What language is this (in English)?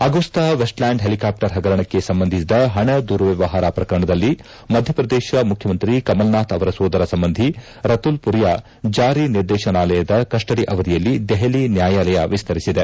Kannada